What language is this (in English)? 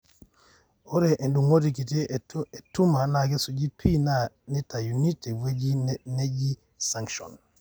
Masai